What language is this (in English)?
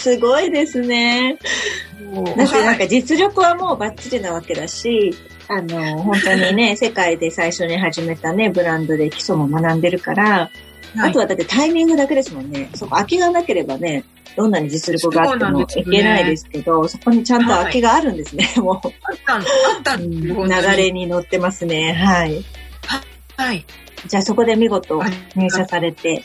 Japanese